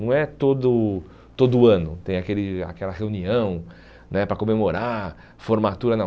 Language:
Portuguese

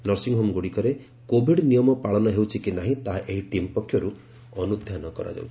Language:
Odia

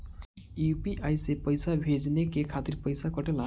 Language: Bhojpuri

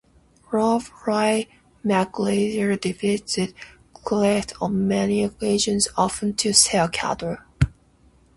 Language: English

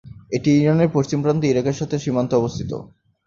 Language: Bangla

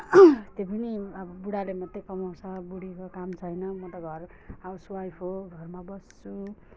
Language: Nepali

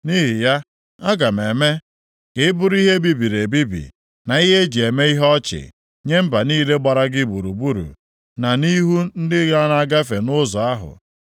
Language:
Igbo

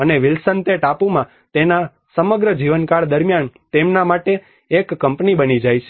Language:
Gujarati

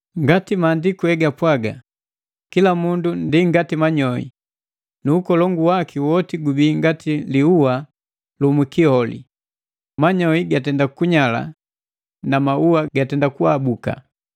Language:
Matengo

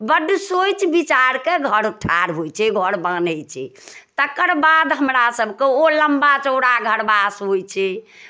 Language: Maithili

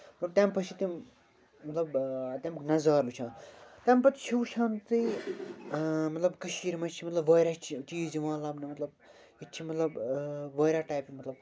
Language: Kashmiri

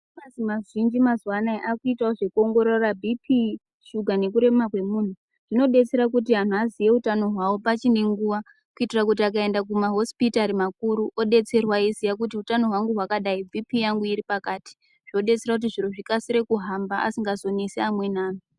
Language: Ndau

